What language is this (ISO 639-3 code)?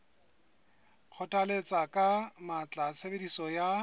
sot